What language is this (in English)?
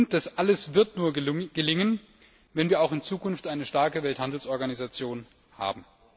German